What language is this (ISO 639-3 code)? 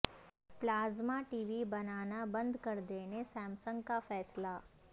urd